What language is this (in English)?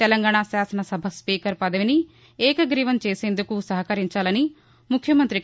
Telugu